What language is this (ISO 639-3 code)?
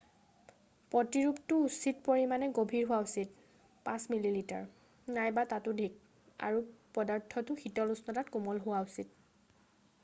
asm